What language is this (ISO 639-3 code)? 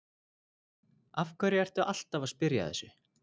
isl